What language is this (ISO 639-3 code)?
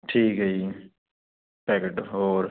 pan